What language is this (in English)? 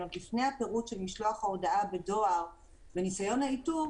Hebrew